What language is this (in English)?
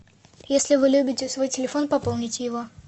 Russian